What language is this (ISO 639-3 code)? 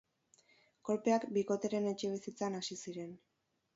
eus